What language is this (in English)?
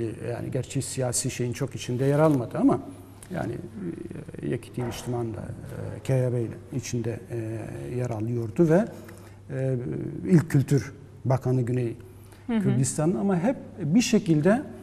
Turkish